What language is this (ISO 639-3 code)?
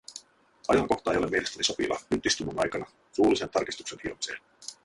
fin